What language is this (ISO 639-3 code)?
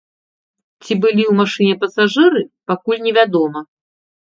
bel